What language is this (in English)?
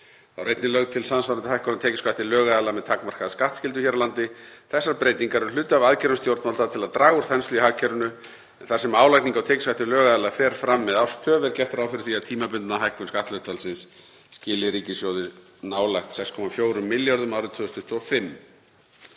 Icelandic